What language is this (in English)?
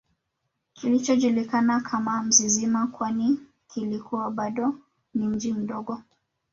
Swahili